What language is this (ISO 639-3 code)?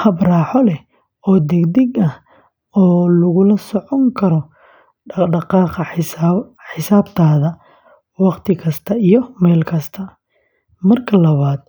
som